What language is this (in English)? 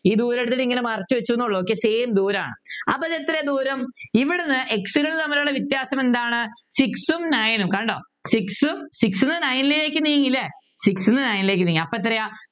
Malayalam